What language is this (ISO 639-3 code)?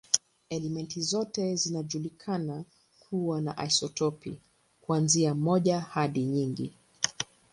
swa